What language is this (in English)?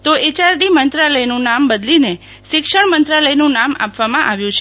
Gujarati